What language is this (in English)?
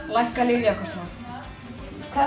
Icelandic